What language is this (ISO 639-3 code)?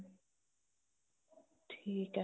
pan